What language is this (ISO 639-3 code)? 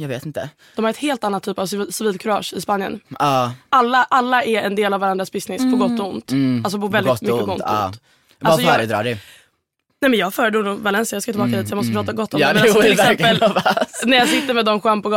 swe